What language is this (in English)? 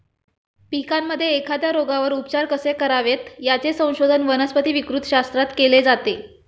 Marathi